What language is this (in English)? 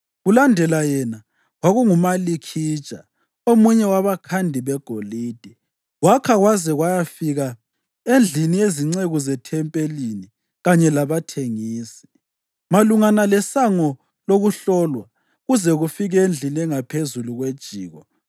North Ndebele